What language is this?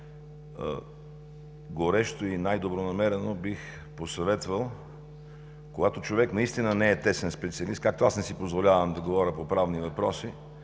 Bulgarian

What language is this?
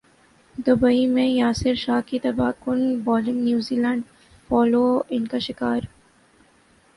Urdu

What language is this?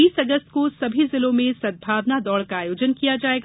Hindi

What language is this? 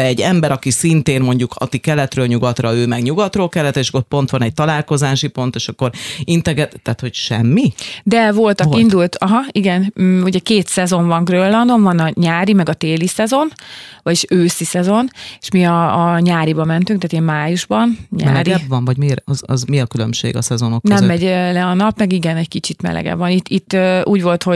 Hungarian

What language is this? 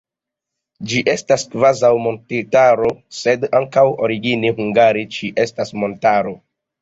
Esperanto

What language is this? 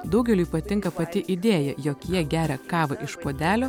Lithuanian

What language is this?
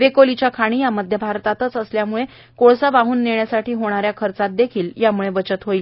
Marathi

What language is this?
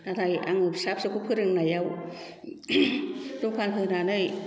Bodo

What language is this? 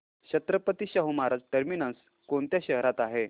Marathi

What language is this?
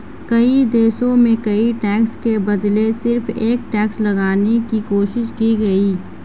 Hindi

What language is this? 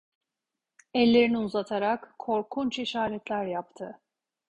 Turkish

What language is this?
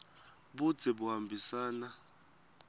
Swati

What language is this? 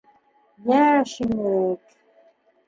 Bashkir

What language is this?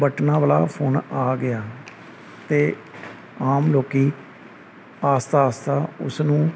Punjabi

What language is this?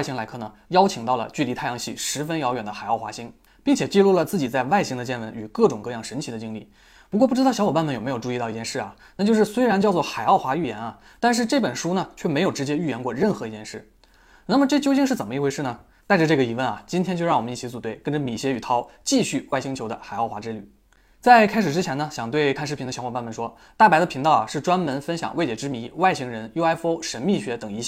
Chinese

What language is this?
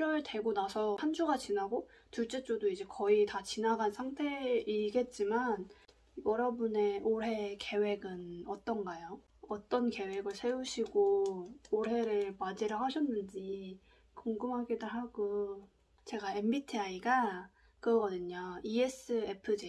Korean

